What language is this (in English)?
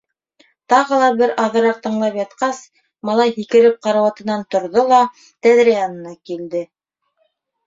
Bashkir